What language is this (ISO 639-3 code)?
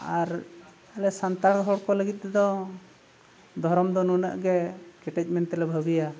sat